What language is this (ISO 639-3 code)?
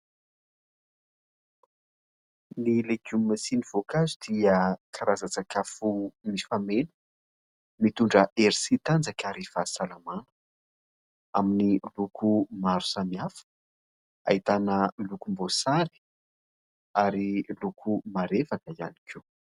mlg